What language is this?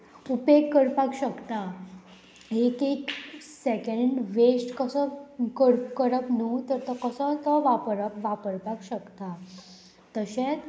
Konkani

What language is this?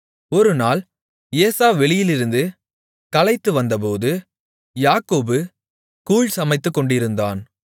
Tamil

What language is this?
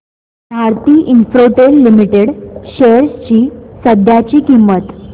Marathi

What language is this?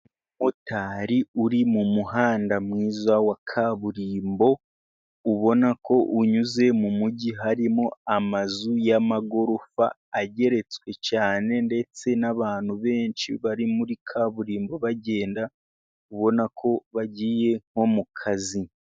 Kinyarwanda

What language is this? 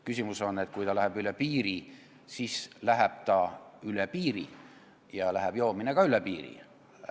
Estonian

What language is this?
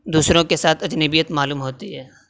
Urdu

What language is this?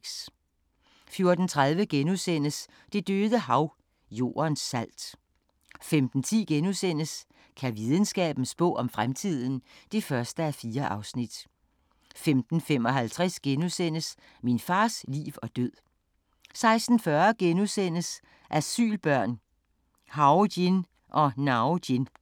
Danish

